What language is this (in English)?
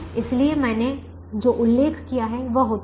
Hindi